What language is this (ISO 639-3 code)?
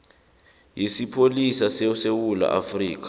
nbl